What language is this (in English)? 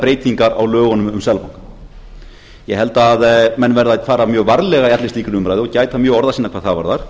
Icelandic